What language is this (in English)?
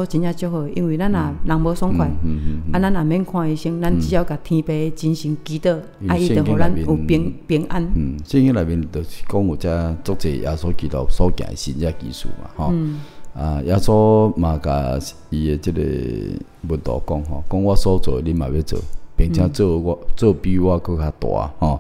Chinese